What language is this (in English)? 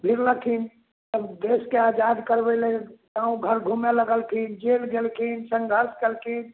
Maithili